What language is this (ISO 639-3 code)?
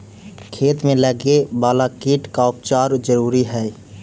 mag